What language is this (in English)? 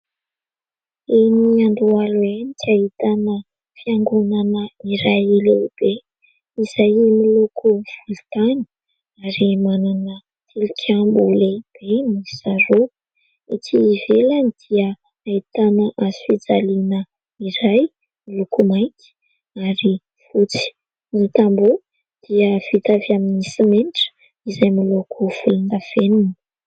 Malagasy